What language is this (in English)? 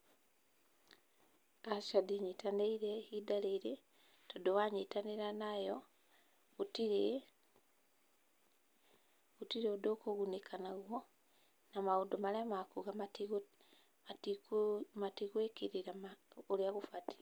Kikuyu